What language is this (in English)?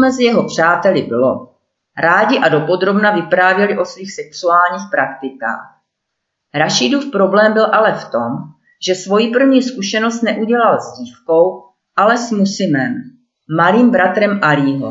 Czech